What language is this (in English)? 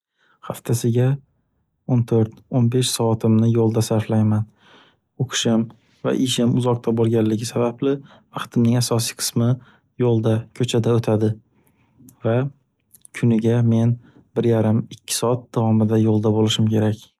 Uzbek